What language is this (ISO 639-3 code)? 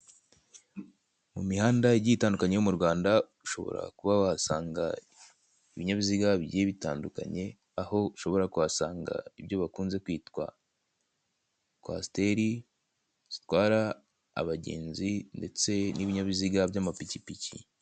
kin